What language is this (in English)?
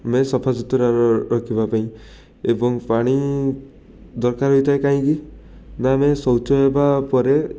Odia